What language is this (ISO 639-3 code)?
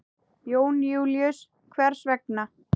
isl